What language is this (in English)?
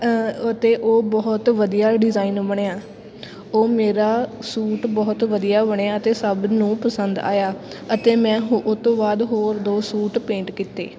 Punjabi